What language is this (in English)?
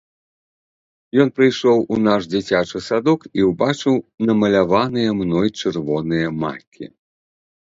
Belarusian